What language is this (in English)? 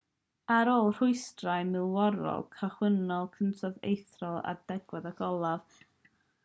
Welsh